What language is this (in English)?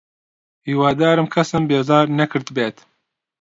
Central Kurdish